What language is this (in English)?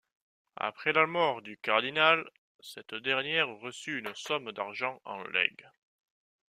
French